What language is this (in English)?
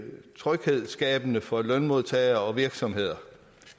Danish